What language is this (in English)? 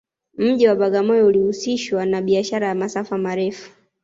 Swahili